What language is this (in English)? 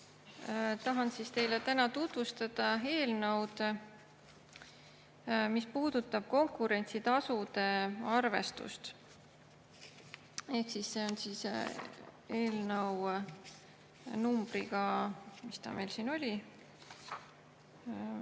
Estonian